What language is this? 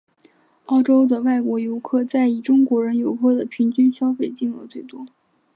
Chinese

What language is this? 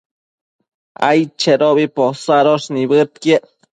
Matsés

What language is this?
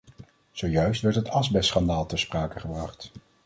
Dutch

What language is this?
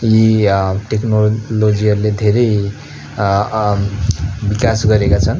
Nepali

